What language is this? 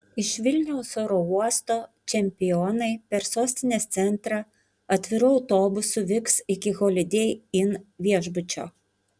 Lithuanian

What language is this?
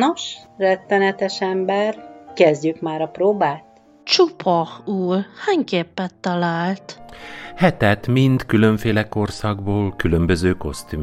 Hungarian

